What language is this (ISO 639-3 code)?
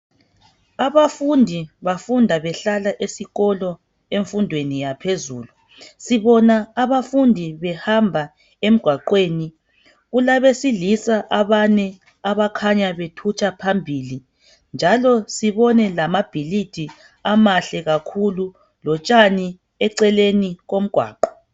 nde